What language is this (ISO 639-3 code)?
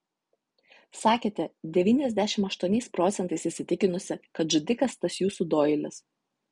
lit